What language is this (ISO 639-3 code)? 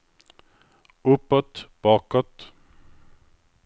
swe